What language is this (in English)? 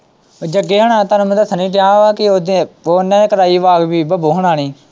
Punjabi